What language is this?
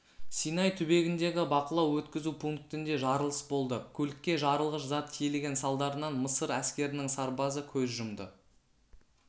Kazakh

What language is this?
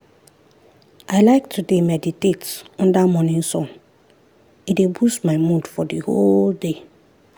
Nigerian Pidgin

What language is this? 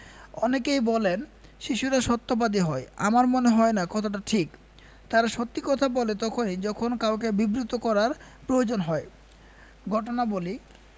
Bangla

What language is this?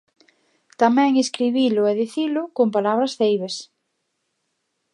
Galician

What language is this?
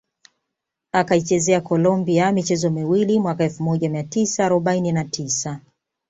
Swahili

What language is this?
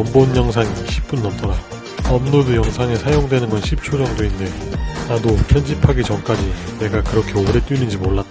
Korean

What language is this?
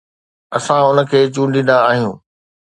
Sindhi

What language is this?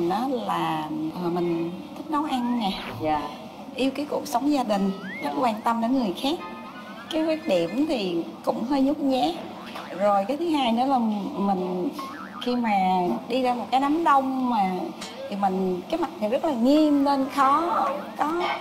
Vietnamese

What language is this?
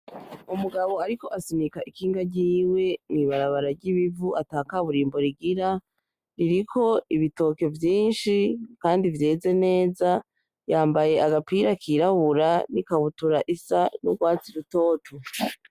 Rundi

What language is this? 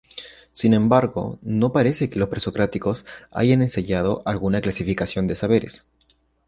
Spanish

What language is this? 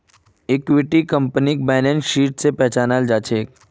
Magahi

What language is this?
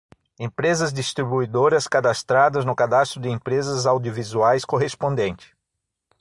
Portuguese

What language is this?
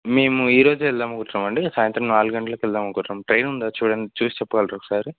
Telugu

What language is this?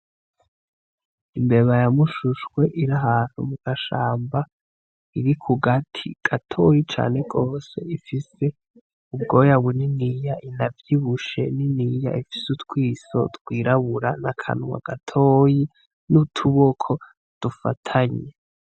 Rundi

